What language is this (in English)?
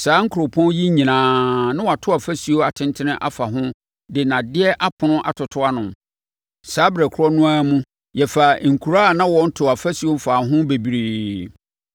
Akan